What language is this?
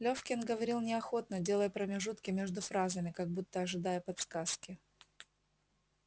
Russian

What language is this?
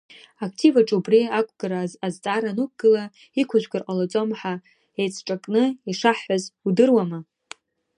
Abkhazian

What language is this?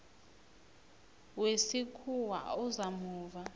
South Ndebele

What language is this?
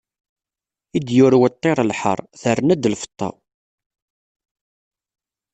Kabyle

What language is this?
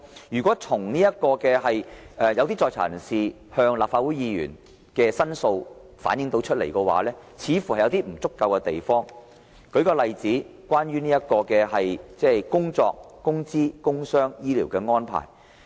Cantonese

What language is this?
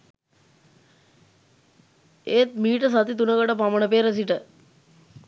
Sinhala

